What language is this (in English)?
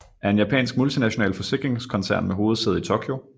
Danish